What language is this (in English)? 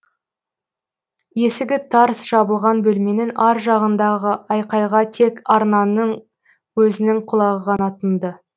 Kazakh